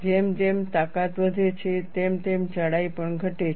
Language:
Gujarati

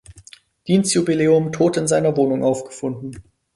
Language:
German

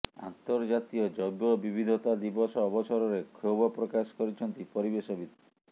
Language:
Odia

